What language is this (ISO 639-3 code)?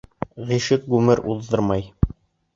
bak